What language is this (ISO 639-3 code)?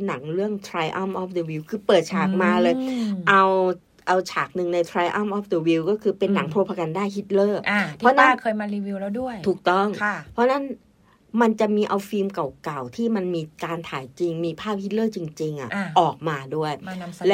tha